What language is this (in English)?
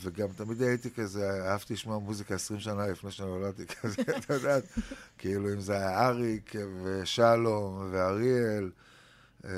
Hebrew